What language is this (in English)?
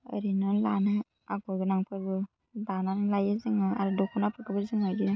Bodo